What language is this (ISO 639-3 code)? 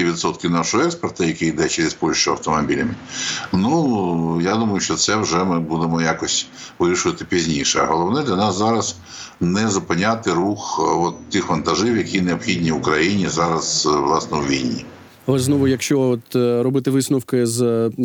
ukr